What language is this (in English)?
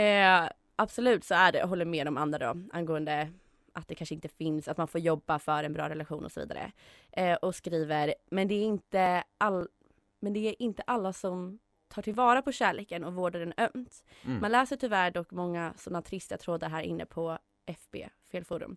Swedish